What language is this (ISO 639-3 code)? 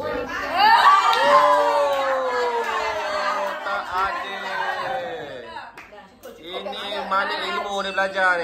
msa